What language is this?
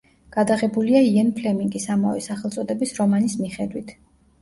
Georgian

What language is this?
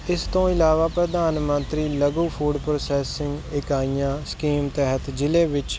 Punjabi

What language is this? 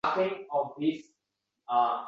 Uzbek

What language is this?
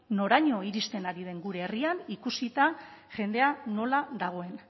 Basque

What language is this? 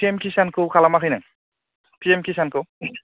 Bodo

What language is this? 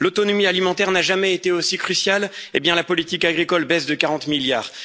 French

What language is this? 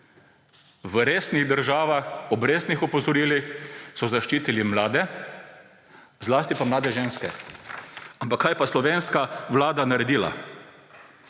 Slovenian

